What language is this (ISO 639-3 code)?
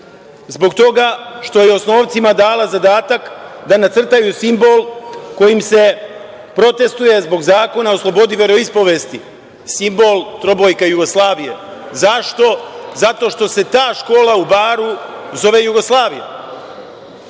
srp